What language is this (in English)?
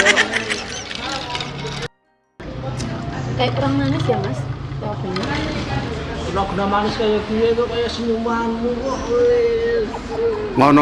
Indonesian